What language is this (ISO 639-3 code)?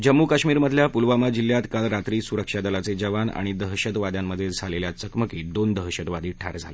mar